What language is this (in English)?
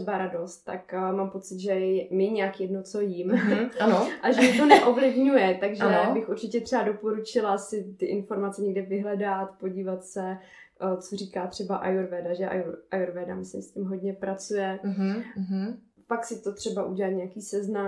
Czech